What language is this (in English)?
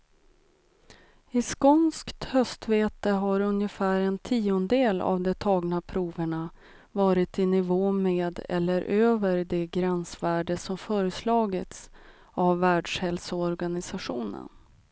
Swedish